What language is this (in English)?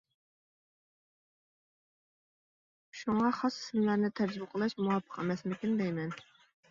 Uyghur